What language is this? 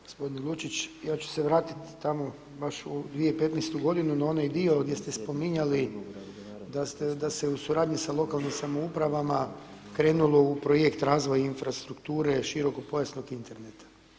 Croatian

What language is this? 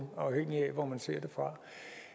Danish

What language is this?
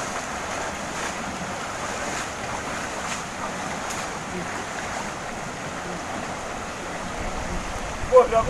Indonesian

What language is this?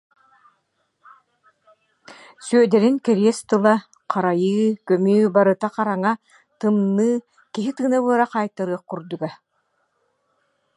Yakut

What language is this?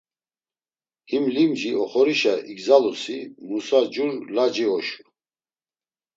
Laz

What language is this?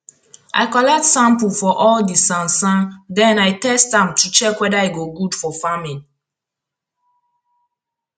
Nigerian Pidgin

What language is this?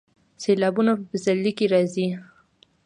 Pashto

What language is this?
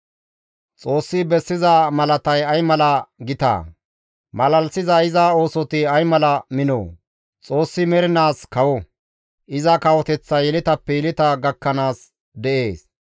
Gamo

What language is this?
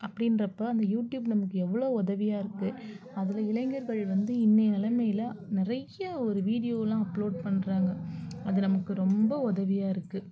Tamil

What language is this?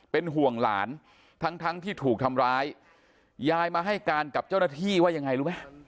Thai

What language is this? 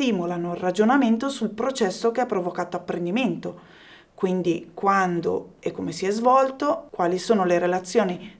Italian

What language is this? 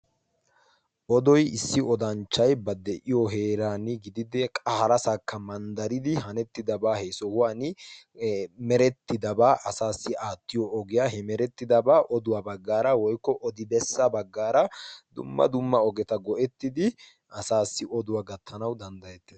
Wolaytta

